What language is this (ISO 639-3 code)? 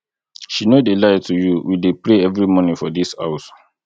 pcm